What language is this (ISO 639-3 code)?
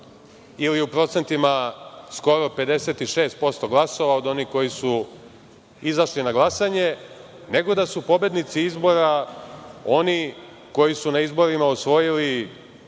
srp